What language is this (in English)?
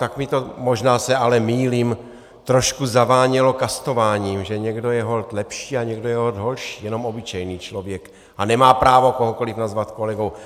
Czech